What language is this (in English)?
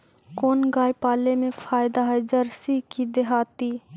Magahi